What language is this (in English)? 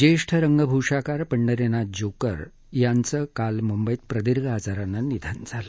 Marathi